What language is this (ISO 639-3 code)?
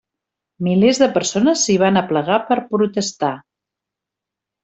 cat